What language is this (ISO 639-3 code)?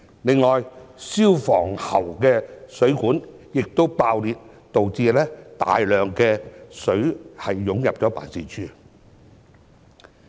yue